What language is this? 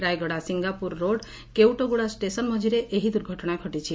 Odia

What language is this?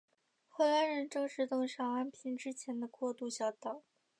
Chinese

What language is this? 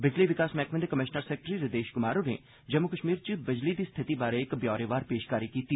Dogri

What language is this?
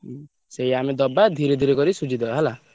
Odia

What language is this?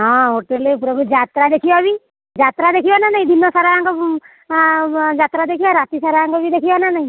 Odia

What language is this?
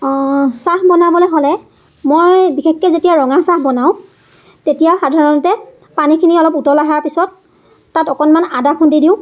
Assamese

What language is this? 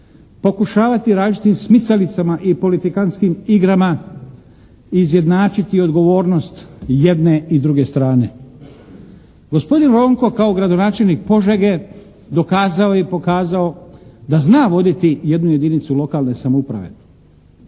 Croatian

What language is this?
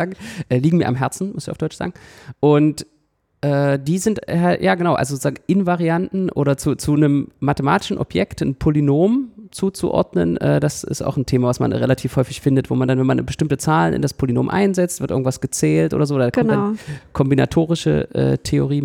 German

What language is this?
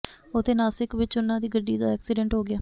Punjabi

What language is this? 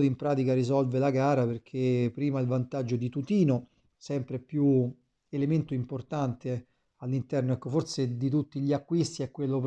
Italian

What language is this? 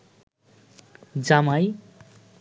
Bangla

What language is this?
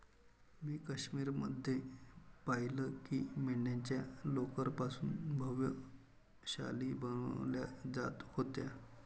Marathi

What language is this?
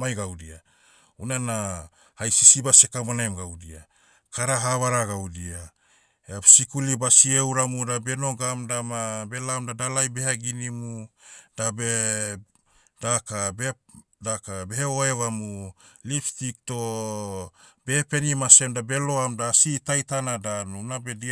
Motu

